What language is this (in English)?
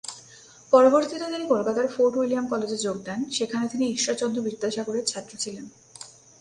Bangla